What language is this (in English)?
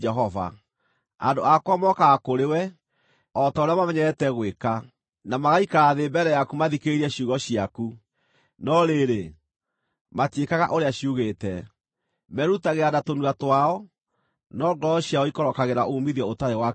Kikuyu